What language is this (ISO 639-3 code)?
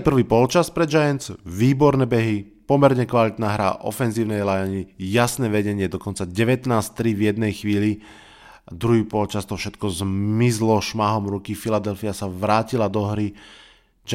slk